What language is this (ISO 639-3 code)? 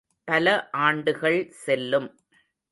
tam